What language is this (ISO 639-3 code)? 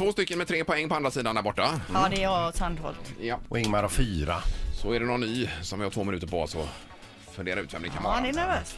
swe